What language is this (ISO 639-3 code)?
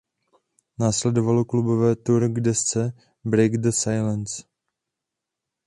ces